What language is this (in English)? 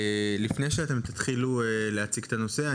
Hebrew